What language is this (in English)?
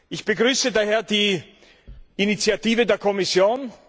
German